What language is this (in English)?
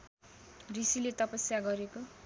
Nepali